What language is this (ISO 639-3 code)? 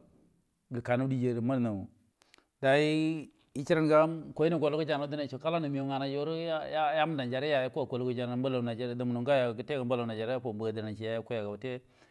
bdm